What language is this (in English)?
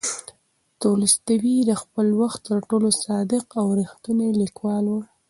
Pashto